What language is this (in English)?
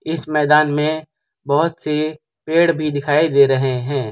Hindi